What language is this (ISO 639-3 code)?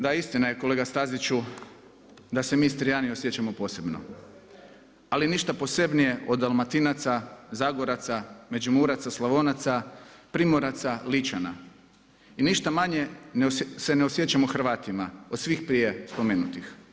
hrv